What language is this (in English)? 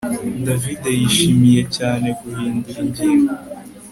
Kinyarwanda